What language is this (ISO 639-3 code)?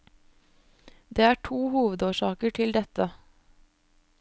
nor